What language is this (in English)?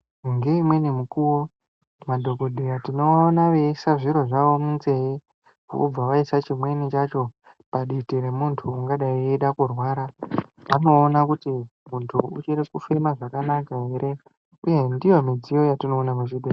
Ndau